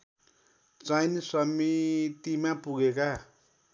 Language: Nepali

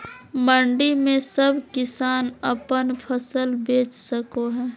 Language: Magahi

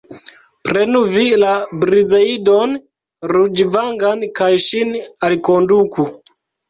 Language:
Esperanto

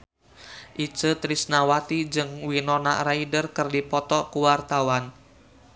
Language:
Sundanese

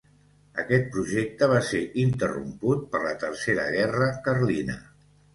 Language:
Catalan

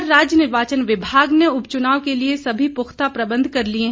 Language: Hindi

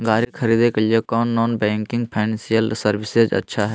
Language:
Magahi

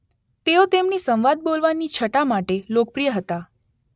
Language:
Gujarati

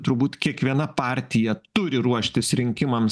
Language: Lithuanian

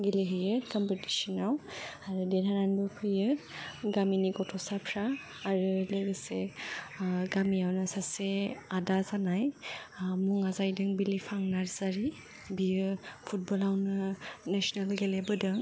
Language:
Bodo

